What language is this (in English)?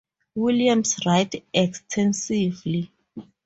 English